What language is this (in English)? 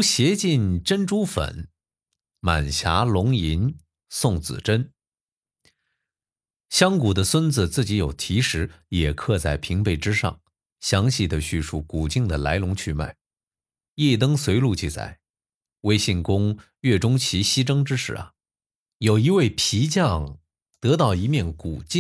Chinese